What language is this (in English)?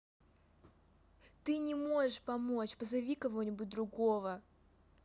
Russian